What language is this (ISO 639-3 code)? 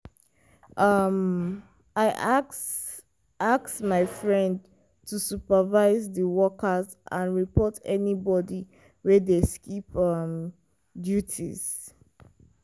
pcm